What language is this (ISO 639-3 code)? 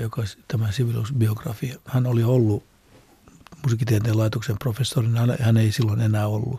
fin